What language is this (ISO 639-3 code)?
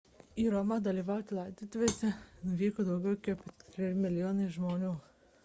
lit